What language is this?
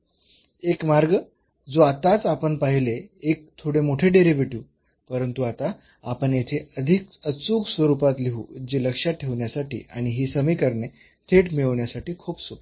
Marathi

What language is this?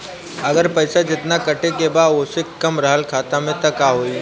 Bhojpuri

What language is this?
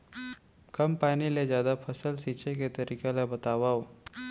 Chhattisgarhi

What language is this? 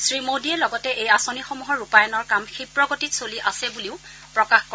Assamese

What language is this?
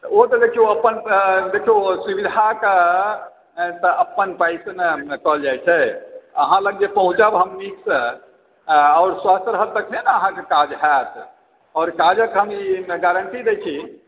Maithili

